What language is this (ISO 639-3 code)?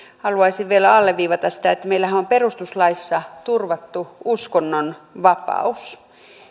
fin